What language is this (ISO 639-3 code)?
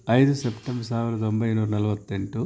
kan